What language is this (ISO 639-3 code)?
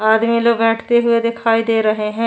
hin